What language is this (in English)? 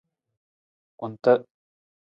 Nawdm